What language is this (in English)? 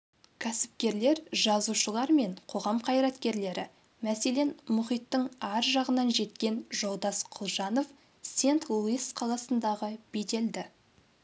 Kazakh